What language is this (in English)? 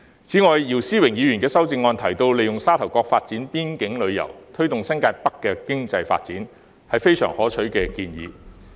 Cantonese